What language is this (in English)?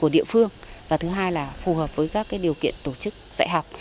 Vietnamese